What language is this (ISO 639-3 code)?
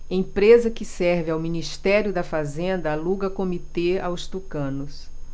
por